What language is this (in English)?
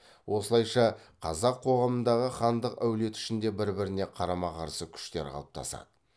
Kazakh